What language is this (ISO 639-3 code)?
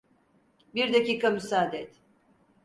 tur